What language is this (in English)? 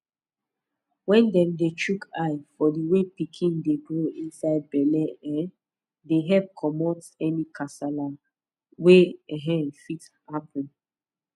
Nigerian Pidgin